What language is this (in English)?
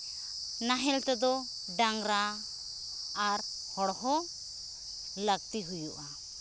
Santali